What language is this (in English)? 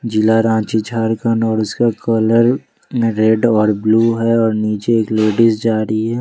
Hindi